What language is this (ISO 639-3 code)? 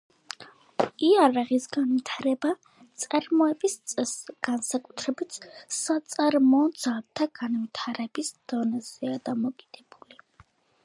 kat